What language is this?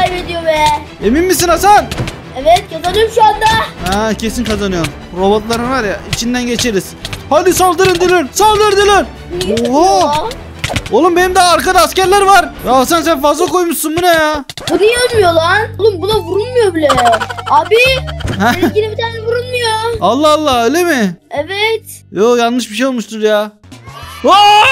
Turkish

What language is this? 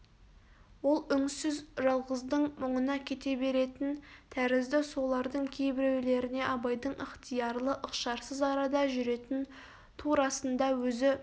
Kazakh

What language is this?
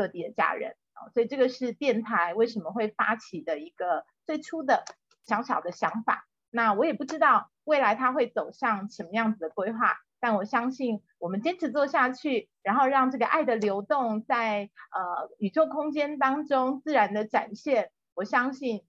Chinese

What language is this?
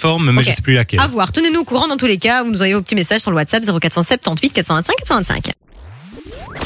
French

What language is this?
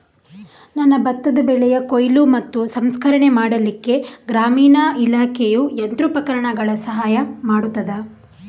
Kannada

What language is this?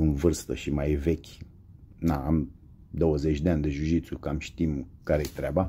Romanian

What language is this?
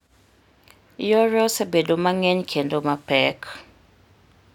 Luo (Kenya and Tanzania)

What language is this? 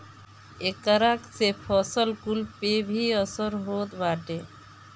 Bhojpuri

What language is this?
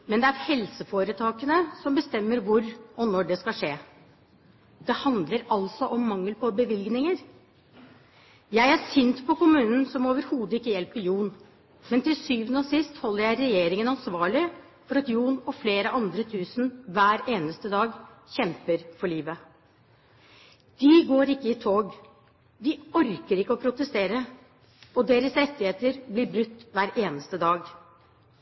Norwegian Bokmål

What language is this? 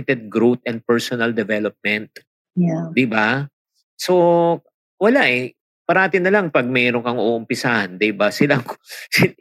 Filipino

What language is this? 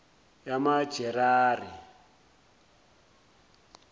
Zulu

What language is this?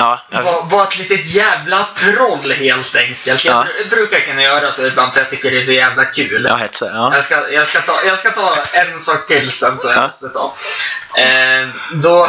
Swedish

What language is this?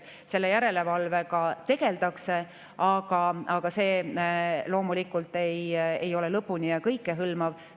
Estonian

